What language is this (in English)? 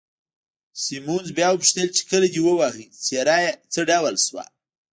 Pashto